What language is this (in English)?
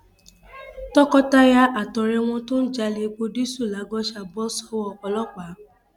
Yoruba